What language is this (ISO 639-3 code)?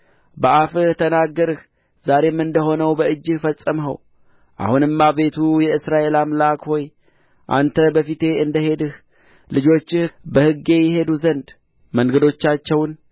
amh